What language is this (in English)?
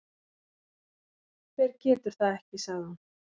Icelandic